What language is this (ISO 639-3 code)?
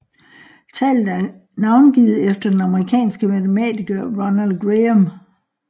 dan